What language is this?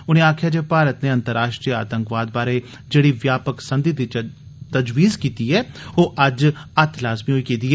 Dogri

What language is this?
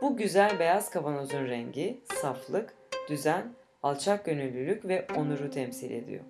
Turkish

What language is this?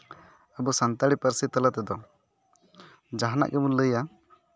Santali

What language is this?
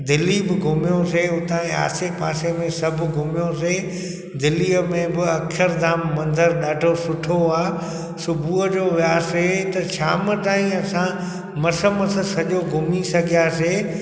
Sindhi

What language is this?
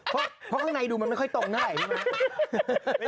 Thai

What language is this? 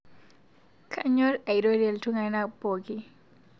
Masai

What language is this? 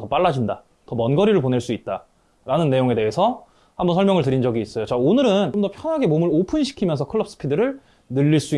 Korean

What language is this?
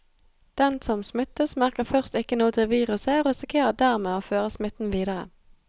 Norwegian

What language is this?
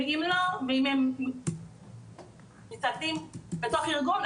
Hebrew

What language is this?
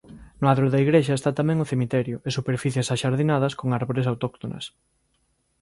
Galician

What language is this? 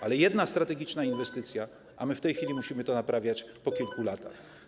Polish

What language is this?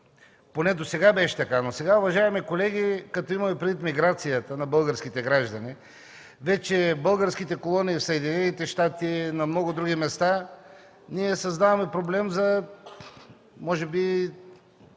Bulgarian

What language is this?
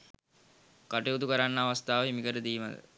Sinhala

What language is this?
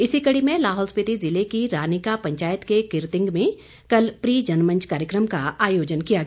Hindi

